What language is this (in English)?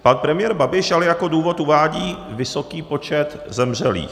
Czech